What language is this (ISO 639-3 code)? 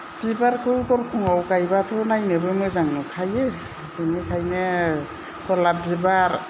brx